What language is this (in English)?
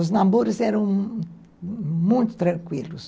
Portuguese